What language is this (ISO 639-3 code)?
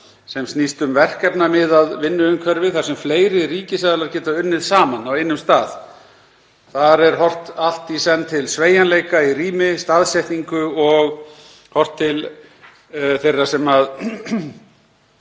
isl